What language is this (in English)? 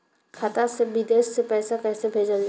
Bhojpuri